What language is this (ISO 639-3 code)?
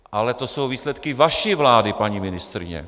ces